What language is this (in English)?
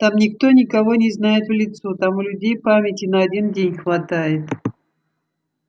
Russian